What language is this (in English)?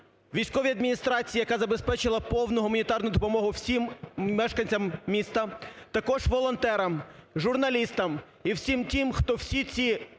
Ukrainian